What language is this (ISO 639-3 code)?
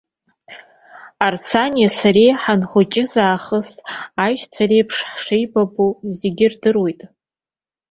abk